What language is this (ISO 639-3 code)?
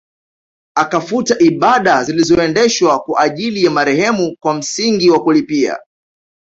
swa